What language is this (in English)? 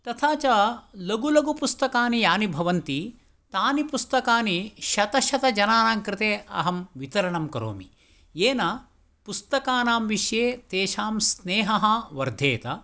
Sanskrit